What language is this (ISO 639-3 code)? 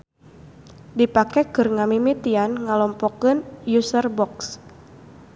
sun